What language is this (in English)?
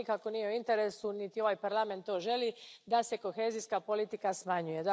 Croatian